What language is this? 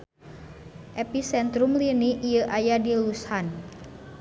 Sundanese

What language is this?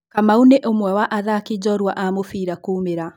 Kikuyu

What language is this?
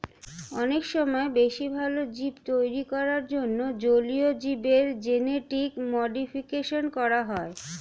Bangla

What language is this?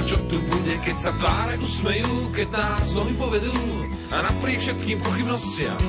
Slovak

